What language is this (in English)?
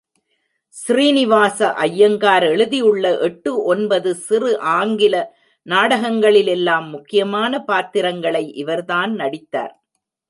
Tamil